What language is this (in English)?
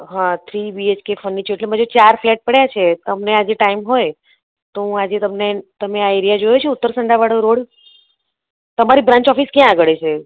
Gujarati